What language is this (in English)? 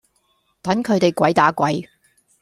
Cantonese